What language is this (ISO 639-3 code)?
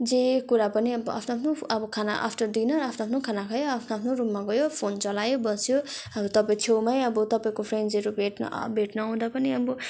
nep